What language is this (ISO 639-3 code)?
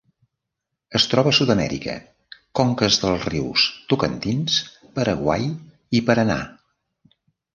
cat